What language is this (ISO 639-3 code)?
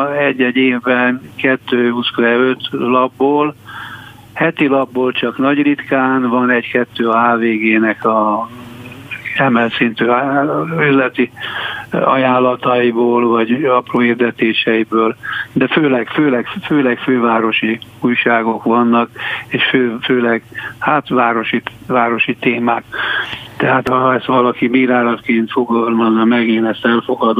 hun